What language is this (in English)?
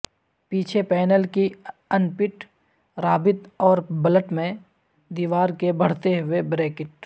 Urdu